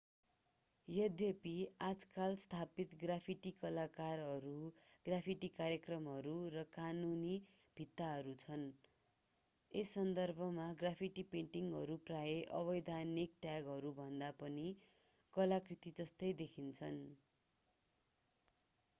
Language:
Nepali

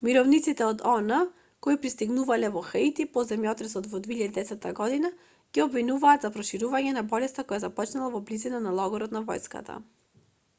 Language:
Macedonian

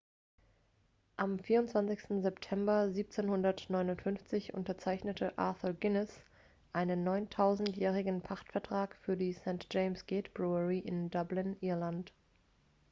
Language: German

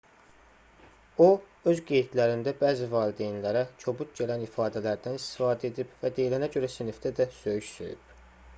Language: Azerbaijani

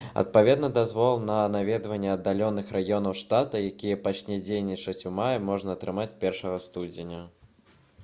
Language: Belarusian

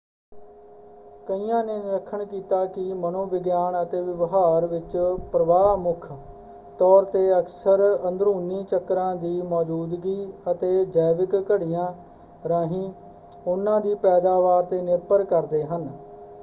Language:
Punjabi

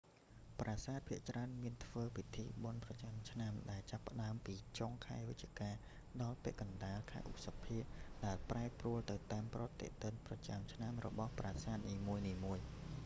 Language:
Khmer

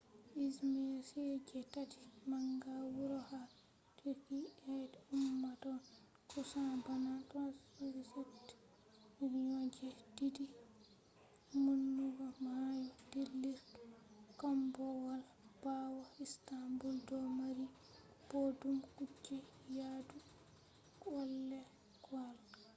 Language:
Fula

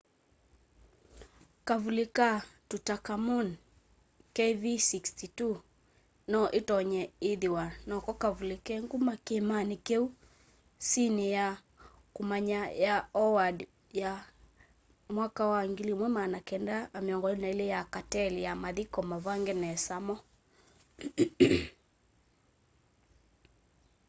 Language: Kamba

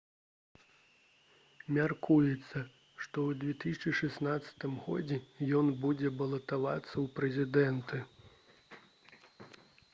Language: Belarusian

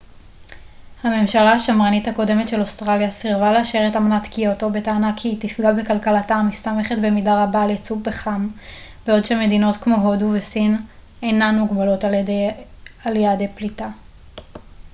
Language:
Hebrew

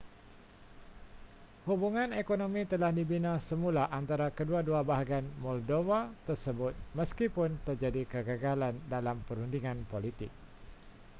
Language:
Malay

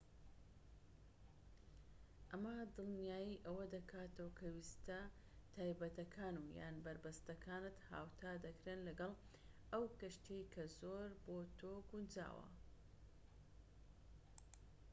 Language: Central Kurdish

